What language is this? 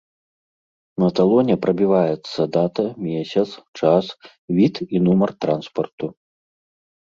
Belarusian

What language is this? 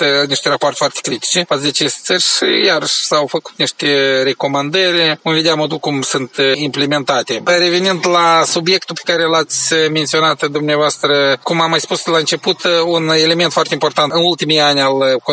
Romanian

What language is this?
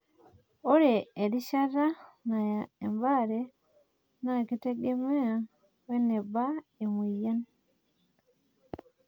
Masai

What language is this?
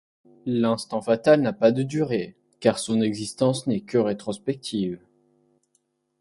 French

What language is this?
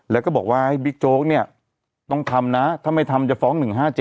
Thai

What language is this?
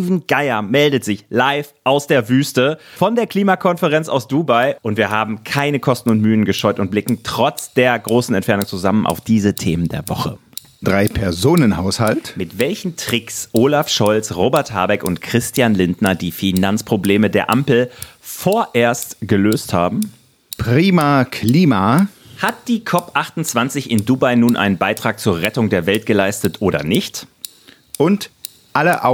German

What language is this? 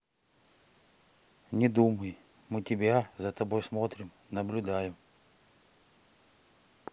Russian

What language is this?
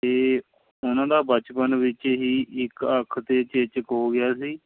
Punjabi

